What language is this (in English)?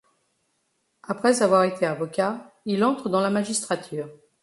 French